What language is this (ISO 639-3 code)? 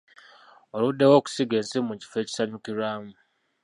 lug